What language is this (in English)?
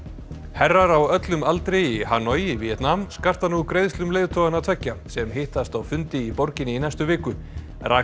Icelandic